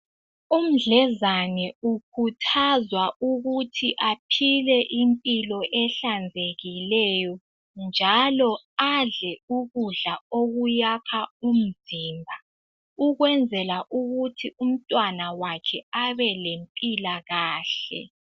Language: North Ndebele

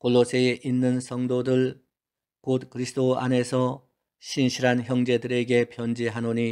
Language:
Korean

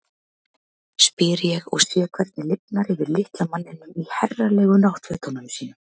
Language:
Icelandic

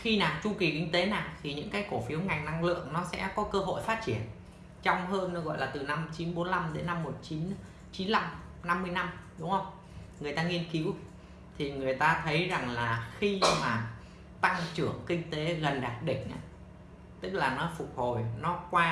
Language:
Vietnamese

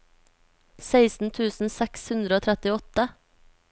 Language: Norwegian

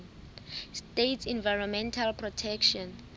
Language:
Southern Sotho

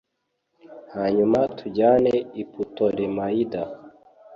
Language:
Kinyarwanda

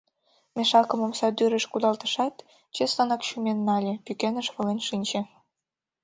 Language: Mari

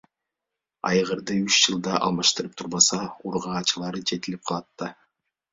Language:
Kyrgyz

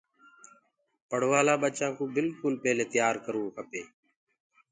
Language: Gurgula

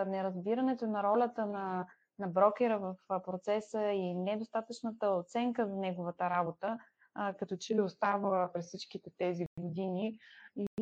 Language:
Bulgarian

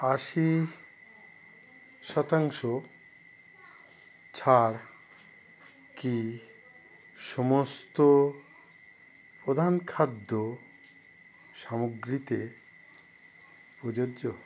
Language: Bangla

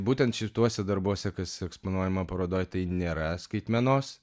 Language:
Lithuanian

